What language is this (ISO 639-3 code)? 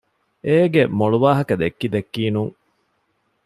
div